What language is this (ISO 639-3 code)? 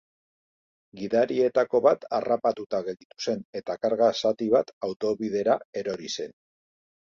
eus